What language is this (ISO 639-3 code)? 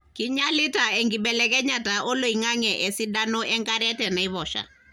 mas